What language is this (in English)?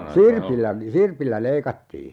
Finnish